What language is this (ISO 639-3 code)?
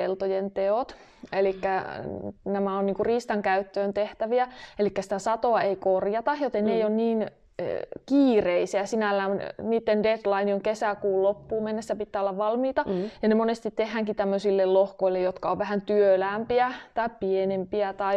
fin